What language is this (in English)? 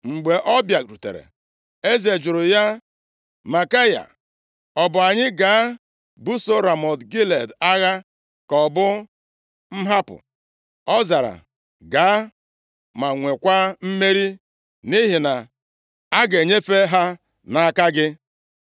Igbo